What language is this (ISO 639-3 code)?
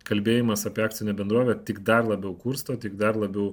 lit